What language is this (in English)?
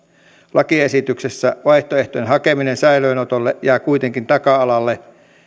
Finnish